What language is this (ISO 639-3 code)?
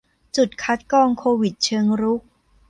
tha